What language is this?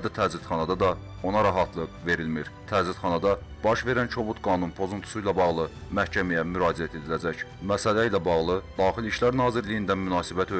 Turkish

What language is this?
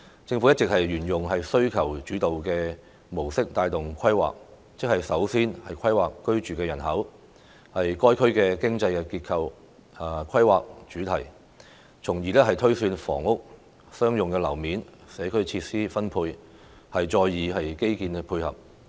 Cantonese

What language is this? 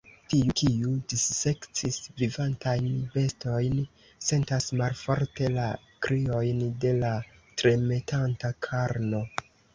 Esperanto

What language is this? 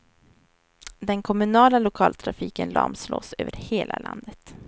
Swedish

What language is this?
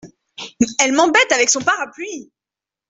French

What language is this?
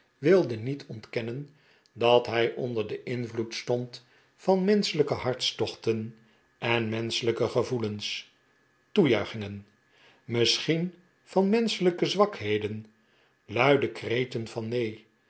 Dutch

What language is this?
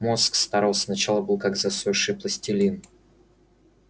Russian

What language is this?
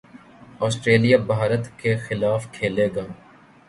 Urdu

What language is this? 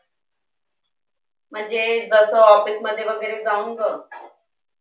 Marathi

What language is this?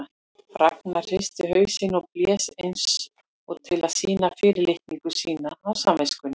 Icelandic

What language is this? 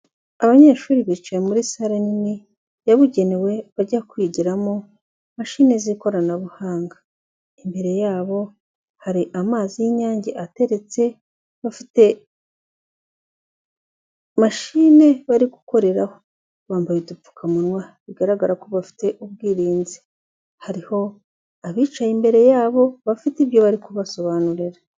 Kinyarwanda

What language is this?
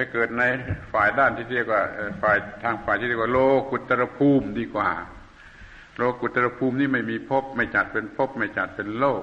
Thai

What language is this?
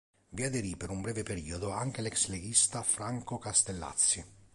Italian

